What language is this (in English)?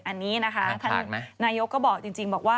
Thai